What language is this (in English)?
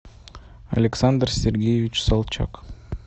Russian